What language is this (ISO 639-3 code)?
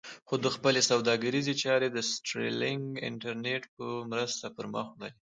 pus